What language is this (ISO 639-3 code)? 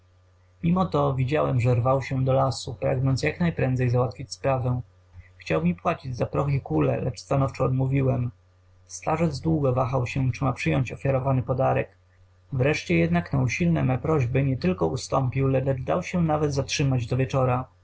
pol